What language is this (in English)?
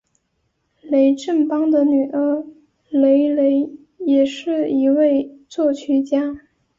Chinese